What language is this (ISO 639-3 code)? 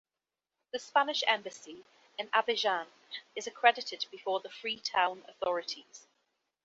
eng